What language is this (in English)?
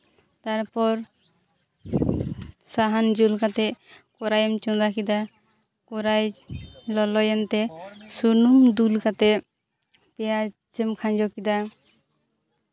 Santali